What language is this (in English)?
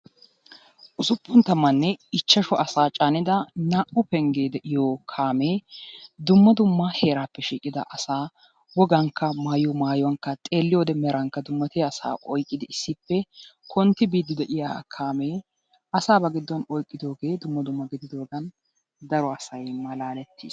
Wolaytta